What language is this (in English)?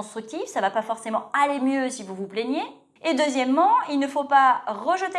French